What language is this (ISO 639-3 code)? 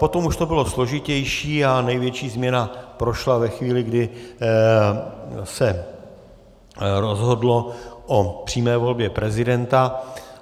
ces